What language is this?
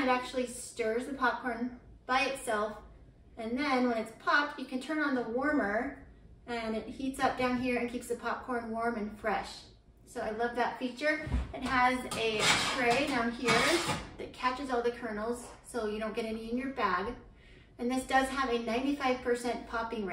English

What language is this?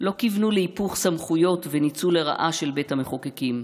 Hebrew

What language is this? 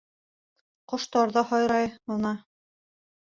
Bashkir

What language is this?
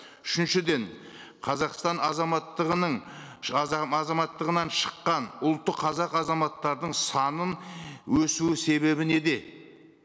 Kazakh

